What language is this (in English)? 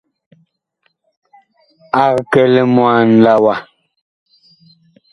Bakoko